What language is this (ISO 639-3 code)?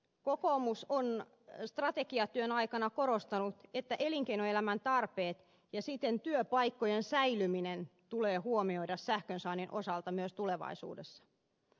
fin